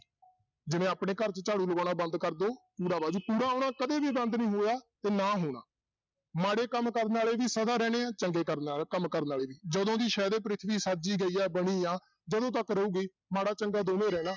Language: Punjabi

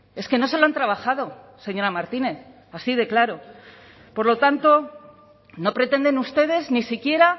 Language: Spanish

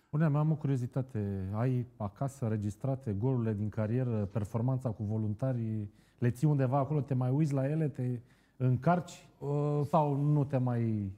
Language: Romanian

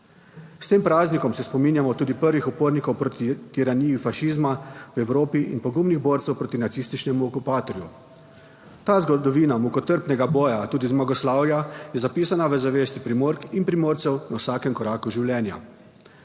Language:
Slovenian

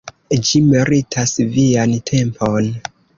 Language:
Esperanto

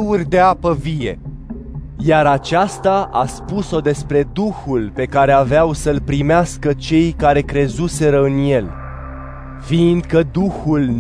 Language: Romanian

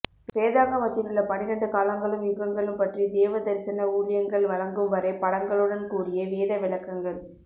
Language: Tamil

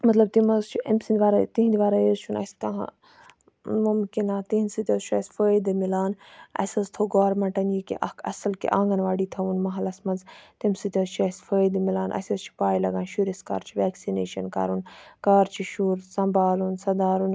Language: Kashmiri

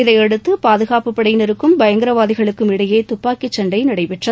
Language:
Tamil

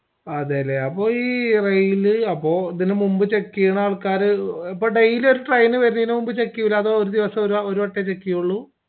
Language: Malayalam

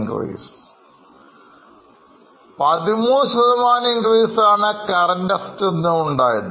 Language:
Malayalam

